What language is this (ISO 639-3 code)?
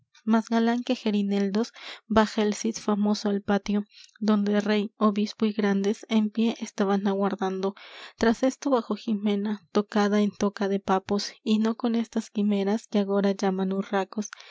spa